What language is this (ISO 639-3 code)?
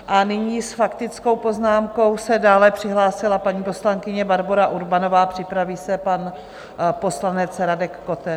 ces